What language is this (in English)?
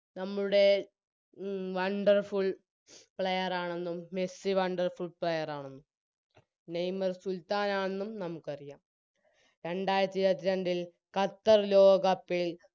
Malayalam